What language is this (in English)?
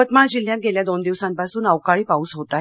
Marathi